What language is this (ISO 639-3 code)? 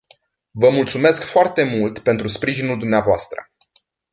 ron